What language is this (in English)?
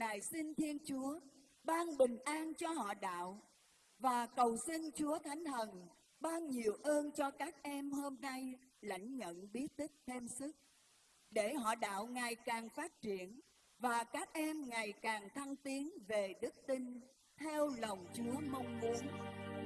Vietnamese